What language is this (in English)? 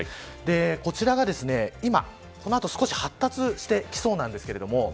Japanese